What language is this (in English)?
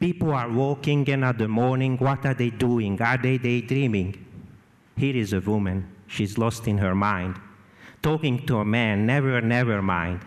Hungarian